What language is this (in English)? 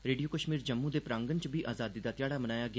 Dogri